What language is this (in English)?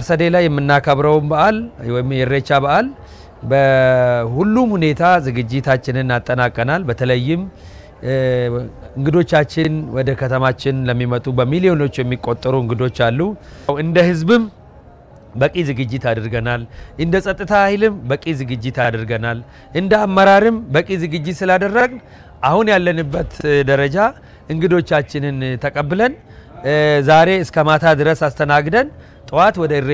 Arabic